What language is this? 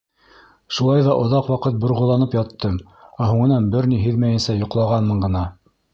Bashkir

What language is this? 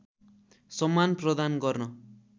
Nepali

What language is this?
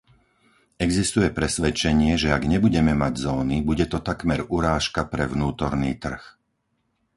Slovak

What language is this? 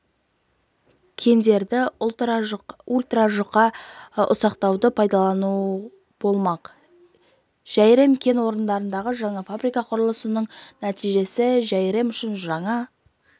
Kazakh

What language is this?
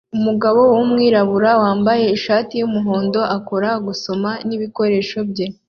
Kinyarwanda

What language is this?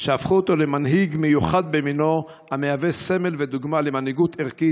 Hebrew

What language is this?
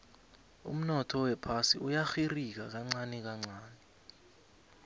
South Ndebele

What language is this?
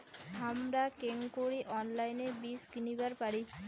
Bangla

